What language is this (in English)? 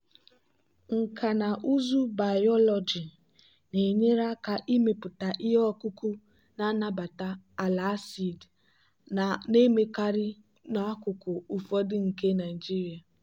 Igbo